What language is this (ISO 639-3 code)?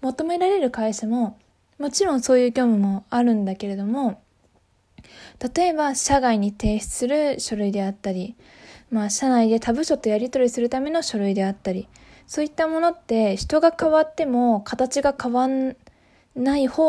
jpn